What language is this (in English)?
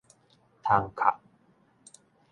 Min Nan Chinese